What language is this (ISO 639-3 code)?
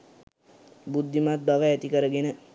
sin